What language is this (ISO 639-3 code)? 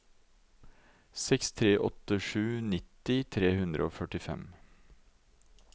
nor